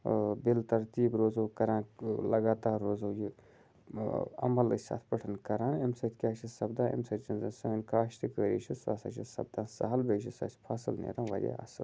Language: Kashmiri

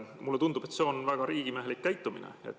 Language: Estonian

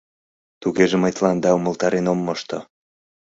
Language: Mari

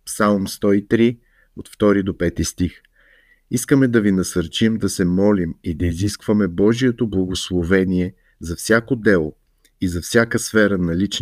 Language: Bulgarian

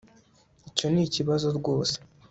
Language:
Kinyarwanda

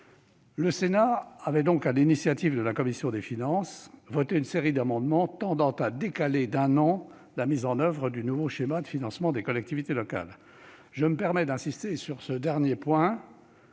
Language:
French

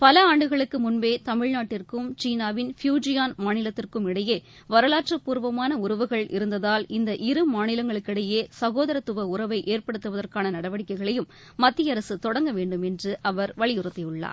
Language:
Tamil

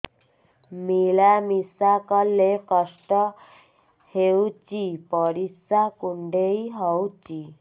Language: Odia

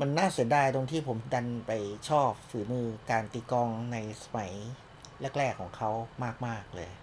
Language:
Thai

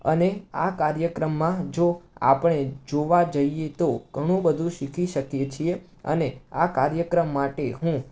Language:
Gujarati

